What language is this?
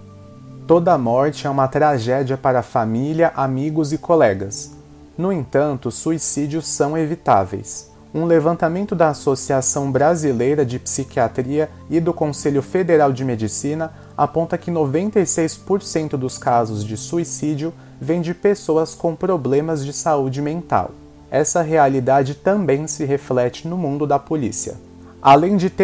Portuguese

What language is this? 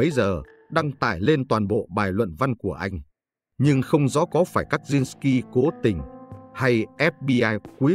Vietnamese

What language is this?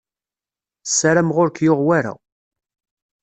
Kabyle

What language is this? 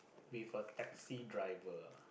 English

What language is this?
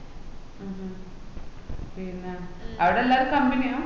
Malayalam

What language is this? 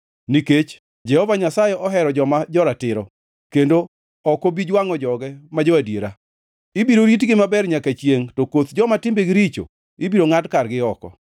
Luo (Kenya and Tanzania)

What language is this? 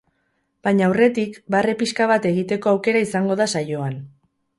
Basque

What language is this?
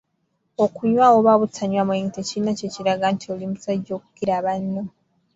Ganda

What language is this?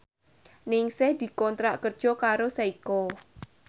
Javanese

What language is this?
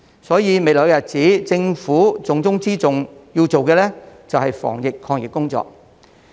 Cantonese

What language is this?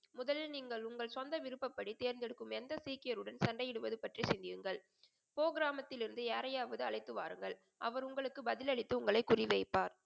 Tamil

